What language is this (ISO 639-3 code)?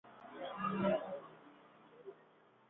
spa